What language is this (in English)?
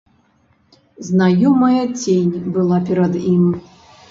Belarusian